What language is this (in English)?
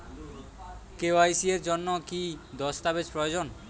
Bangla